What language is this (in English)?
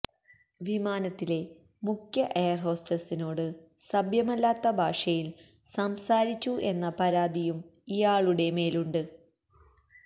Malayalam